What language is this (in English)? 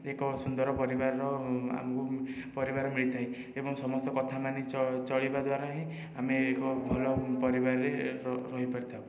Odia